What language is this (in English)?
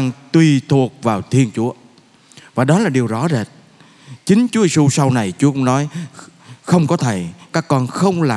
Vietnamese